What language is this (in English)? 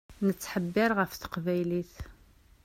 Kabyle